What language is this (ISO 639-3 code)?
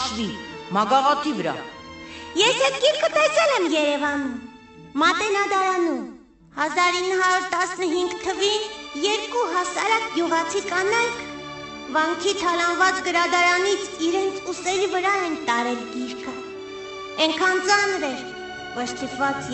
ron